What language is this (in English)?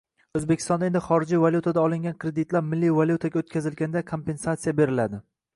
Uzbek